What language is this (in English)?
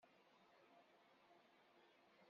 Kabyle